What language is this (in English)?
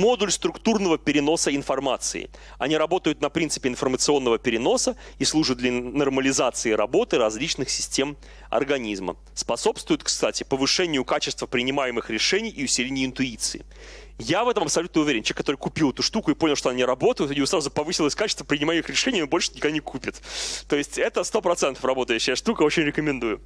Russian